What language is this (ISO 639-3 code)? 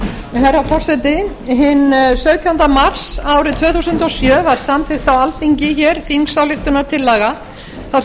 isl